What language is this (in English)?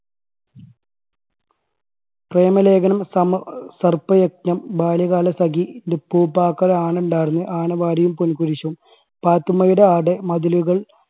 Malayalam